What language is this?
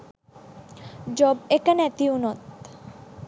Sinhala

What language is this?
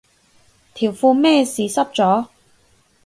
Cantonese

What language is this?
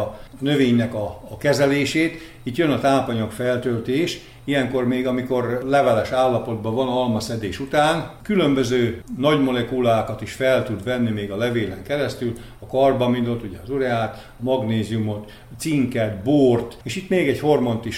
Hungarian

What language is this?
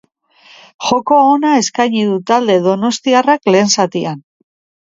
Basque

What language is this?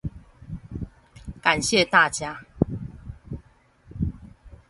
Chinese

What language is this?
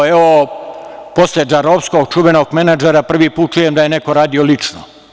Serbian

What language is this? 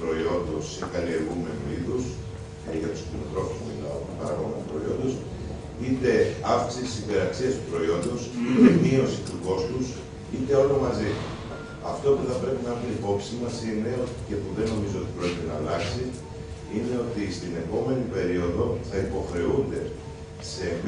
Greek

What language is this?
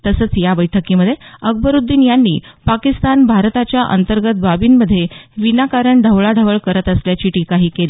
Marathi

